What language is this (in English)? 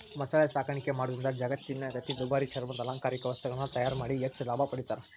Kannada